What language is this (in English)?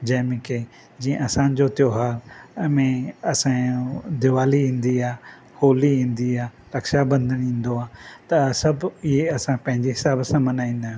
Sindhi